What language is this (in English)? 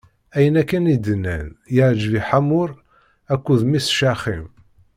Kabyle